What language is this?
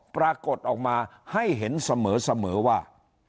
Thai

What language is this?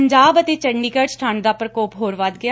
Punjabi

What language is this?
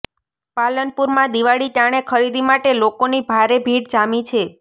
Gujarati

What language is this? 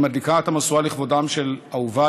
Hebrew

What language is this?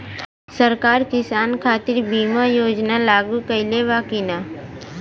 Bhojpuri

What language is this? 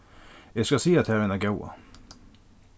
Faroese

